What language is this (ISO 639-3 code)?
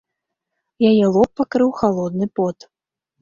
bel